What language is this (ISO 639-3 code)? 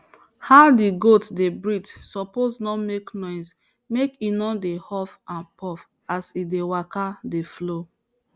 pcm